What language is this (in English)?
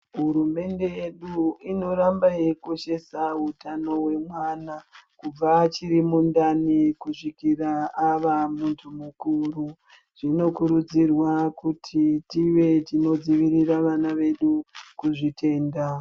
Ndau